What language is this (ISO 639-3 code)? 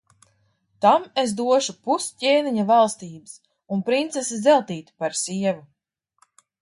lav